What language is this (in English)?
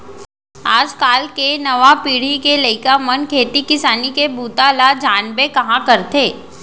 Chhattisgarhi